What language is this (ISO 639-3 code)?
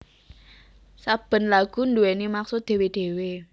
jav